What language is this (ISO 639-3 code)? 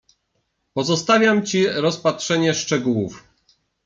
pol